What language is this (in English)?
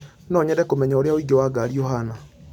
Kikuyu